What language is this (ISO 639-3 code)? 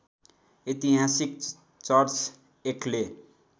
nep